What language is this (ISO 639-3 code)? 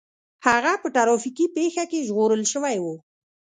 pus